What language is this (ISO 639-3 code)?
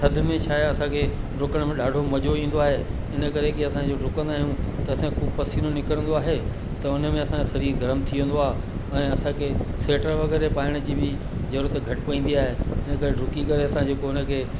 snd